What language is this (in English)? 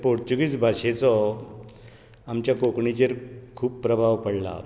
Konkani